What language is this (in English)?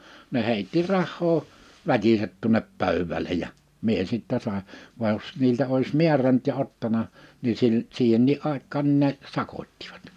Finnish